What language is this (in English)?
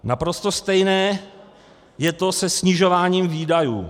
Czech